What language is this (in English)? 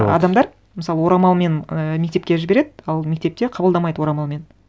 Kazakh